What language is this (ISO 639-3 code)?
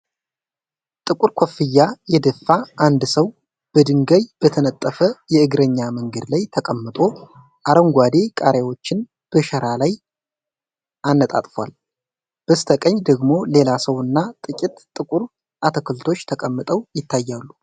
amh